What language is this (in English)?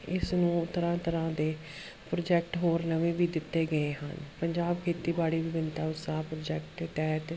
Punjabi